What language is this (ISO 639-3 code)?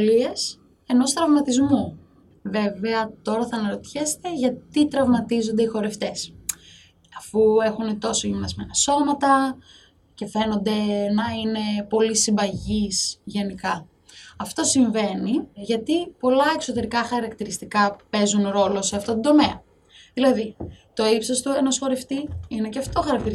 ell